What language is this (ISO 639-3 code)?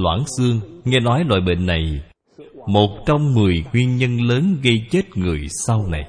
vie